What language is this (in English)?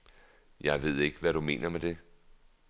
Danish